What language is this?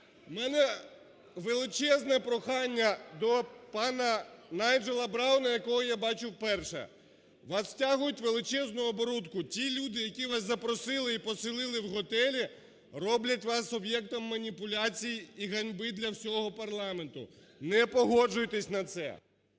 Ukrainian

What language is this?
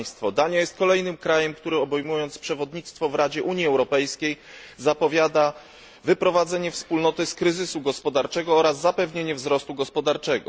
Polish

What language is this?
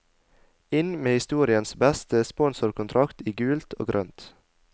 Norwegian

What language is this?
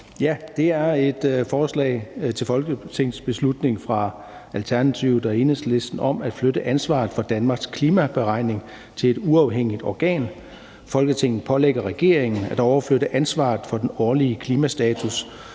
Danish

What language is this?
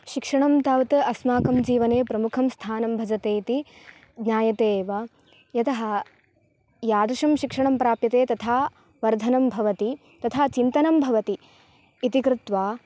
Sanskrit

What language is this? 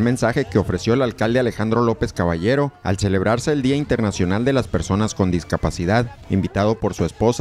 Spanish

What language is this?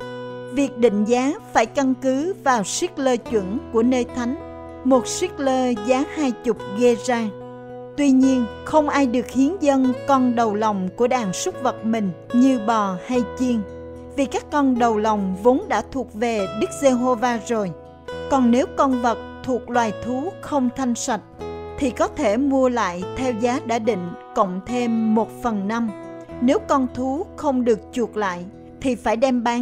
Vietnamese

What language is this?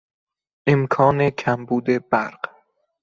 Persian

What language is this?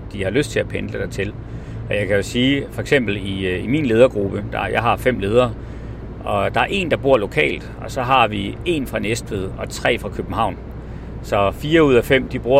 Danish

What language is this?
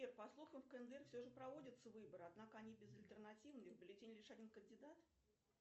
Russian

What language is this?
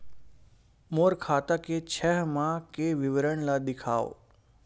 Chhattisgarhi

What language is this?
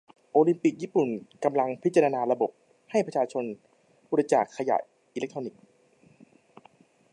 Thai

